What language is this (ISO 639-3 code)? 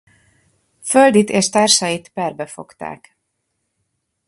hun